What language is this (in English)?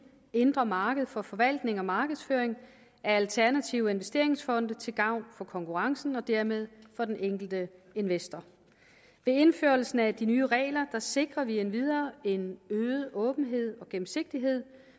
Danish